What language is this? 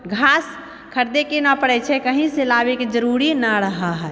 Maithili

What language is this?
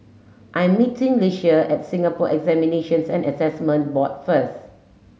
English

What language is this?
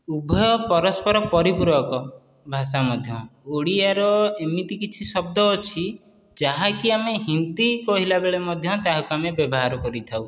Odia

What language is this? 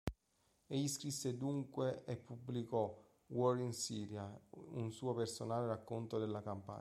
Italian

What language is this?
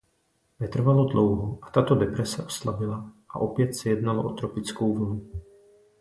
Czech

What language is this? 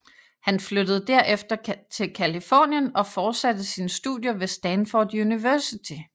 Danish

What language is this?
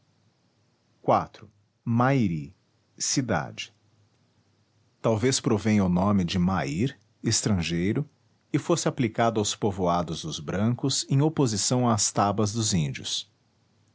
Portuguese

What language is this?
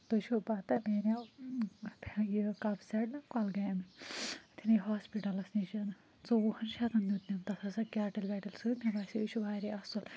Kashmiri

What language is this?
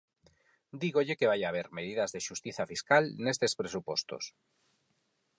Galician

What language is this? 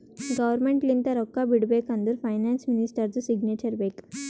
Kannada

